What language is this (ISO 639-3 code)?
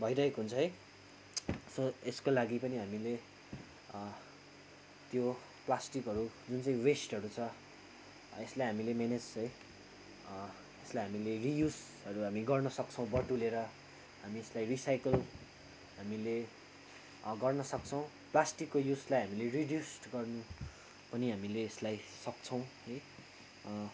nep